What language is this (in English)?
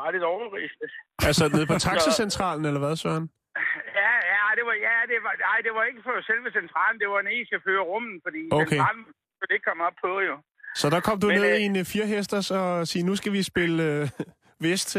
Danish